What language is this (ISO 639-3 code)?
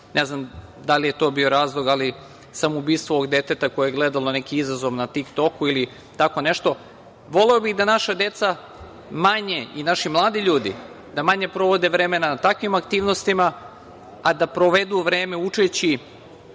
srp